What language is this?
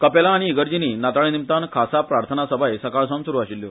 Konkani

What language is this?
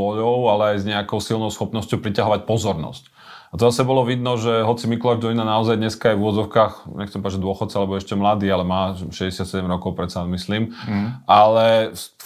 Slovak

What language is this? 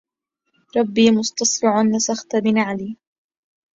Arabic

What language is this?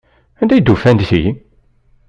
Kabyle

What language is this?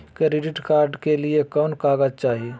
Magahi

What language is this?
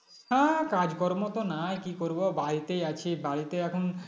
Bangla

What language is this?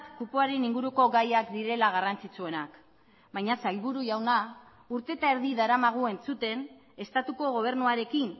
Basque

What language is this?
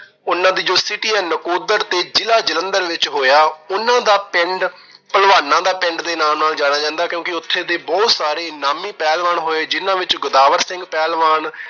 Punjabi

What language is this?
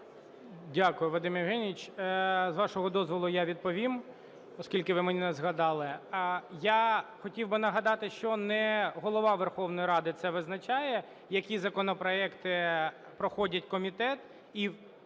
Ukrainian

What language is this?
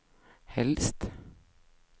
Swedish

